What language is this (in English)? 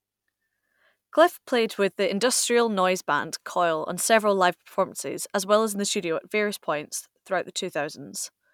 English